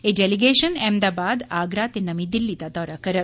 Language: Dogri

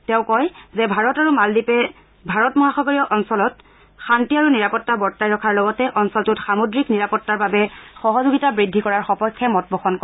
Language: Assamese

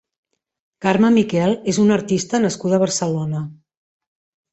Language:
Catalan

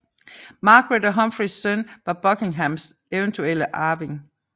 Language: Danish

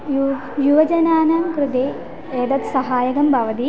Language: Sanskrit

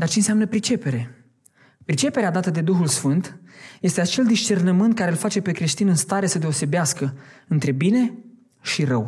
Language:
Romanian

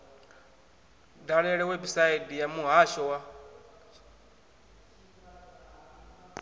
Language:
Venda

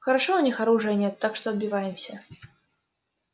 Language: Russian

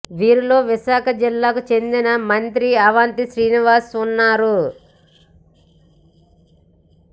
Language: Telugu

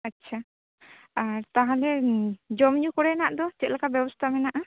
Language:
Santali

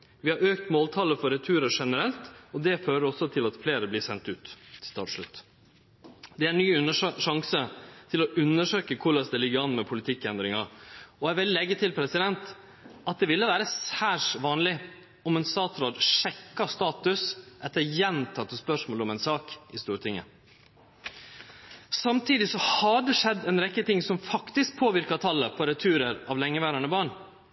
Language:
Norwegian Nynorsk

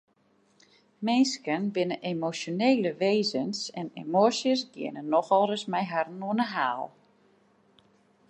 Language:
Western Frisian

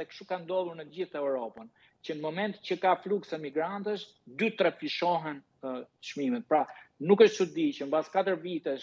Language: Romanian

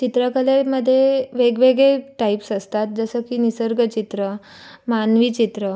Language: Marathi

